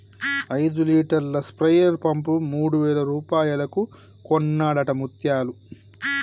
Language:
Telugu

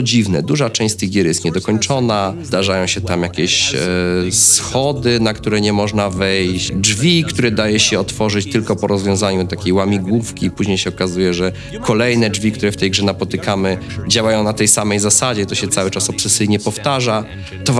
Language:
Polish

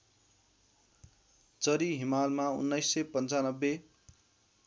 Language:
Nepali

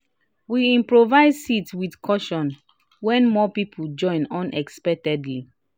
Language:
Nigerian Pidgin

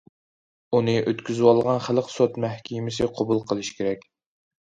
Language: Uyghur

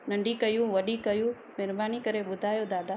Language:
Sindhi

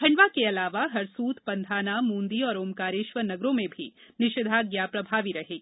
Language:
Hindi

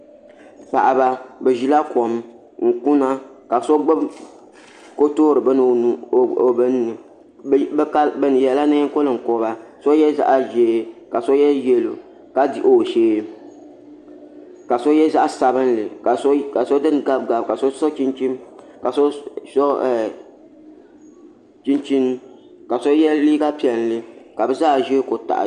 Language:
Dagbani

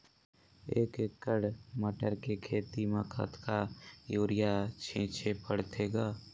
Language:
Chhattisgarhi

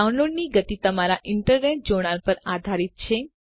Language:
Gujarati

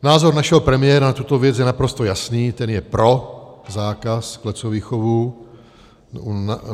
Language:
Czech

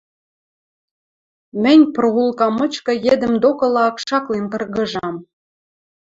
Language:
Western Mari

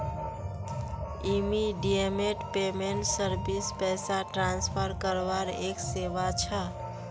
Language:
Magahi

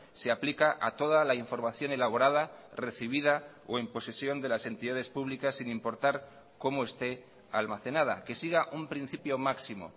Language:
Spanish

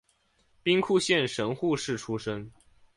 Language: Chinese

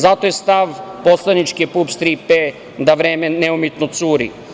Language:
Serbian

